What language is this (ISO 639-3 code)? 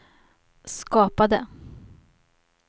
swe